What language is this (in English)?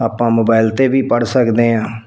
Punjabi